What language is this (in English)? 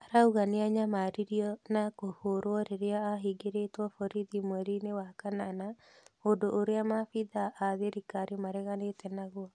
Kikuyu